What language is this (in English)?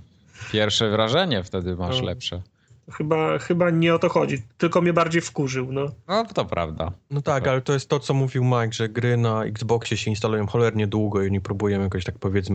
Polish